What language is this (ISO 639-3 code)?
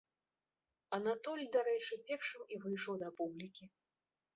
bel